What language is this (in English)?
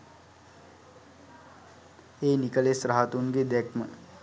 Sinhala